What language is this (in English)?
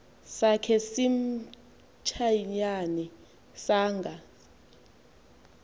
Xhosa